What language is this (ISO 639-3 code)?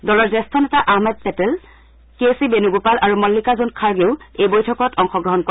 asm